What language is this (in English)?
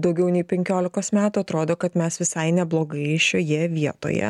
Lithuanian